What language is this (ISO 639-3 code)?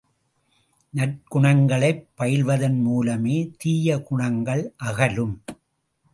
tam